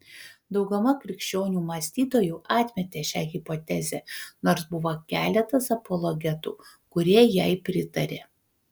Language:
Lithuanian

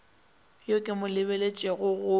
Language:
Northern Sotho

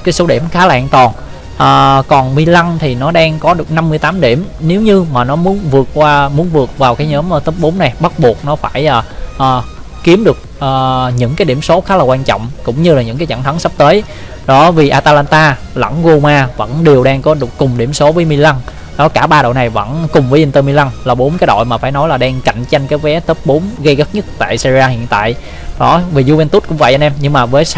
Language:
Vietnamese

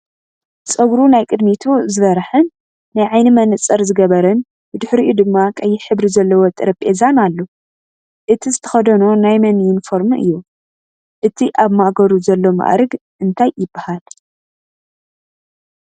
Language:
Tigrinya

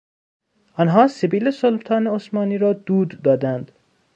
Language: Persian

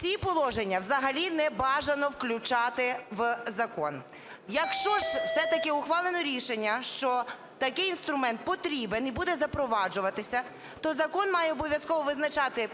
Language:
Ukrainian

